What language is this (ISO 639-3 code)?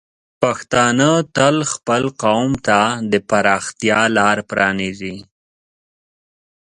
pus